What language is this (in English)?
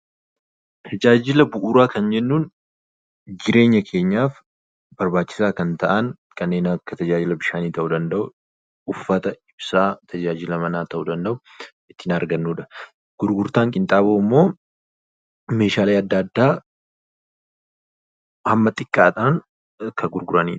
Oromo